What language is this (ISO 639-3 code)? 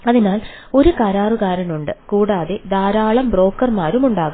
mal